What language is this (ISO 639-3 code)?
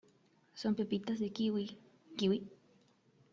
spa